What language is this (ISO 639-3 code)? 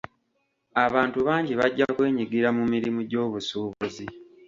lug